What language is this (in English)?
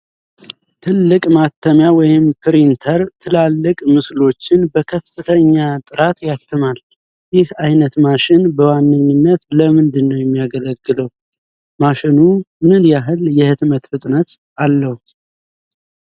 Amharic